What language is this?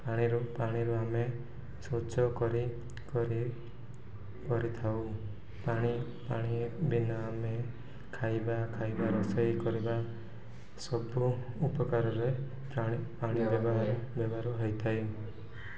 Odia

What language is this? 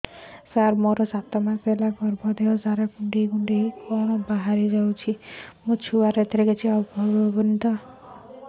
Odia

